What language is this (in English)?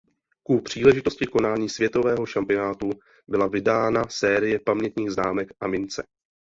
Czech